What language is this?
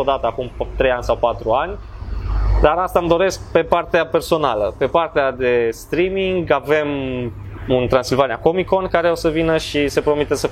Romanian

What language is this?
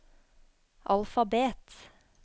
Norwegian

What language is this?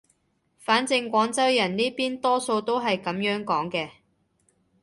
Cantonese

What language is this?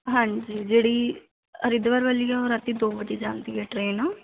Punjabi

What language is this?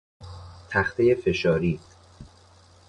Persian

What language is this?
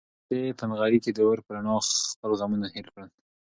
Pashto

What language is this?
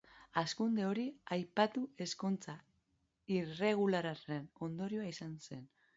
Basque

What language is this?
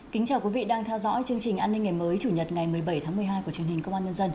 Vietnamese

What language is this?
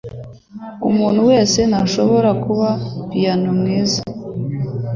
Kinyarwanda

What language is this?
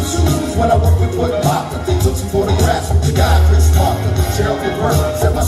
English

